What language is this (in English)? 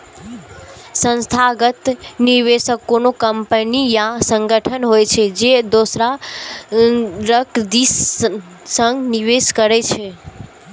Maithili